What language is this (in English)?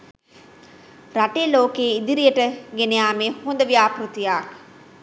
Sinhala